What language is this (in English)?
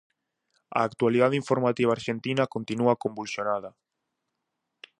Galician